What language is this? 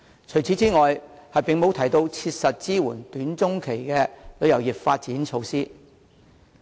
Cantonese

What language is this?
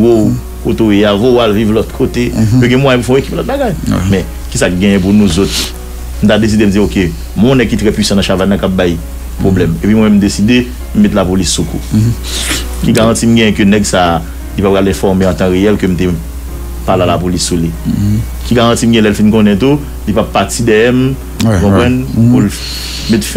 French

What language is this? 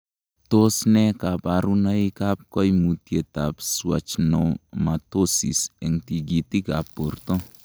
Kalenjin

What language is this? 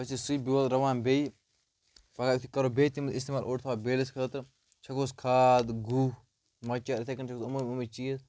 Kashmiri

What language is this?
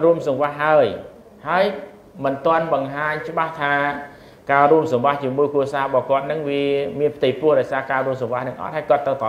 Thai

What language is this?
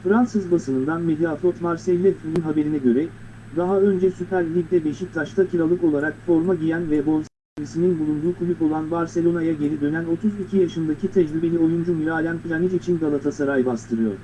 Turkish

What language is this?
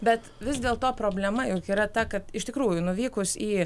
Lithuanian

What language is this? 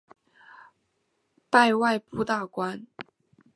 Chinese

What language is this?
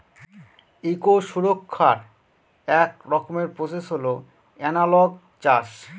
Bangla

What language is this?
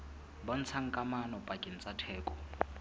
Southern Sotho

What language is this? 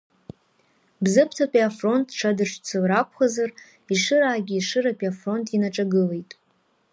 Abkhazian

